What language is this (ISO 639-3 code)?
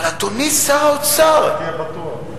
heb